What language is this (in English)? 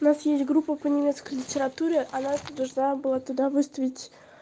Russian